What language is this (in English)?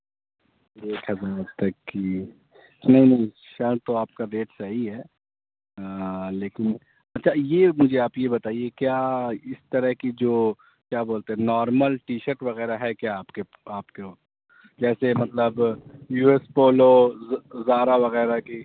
Urdu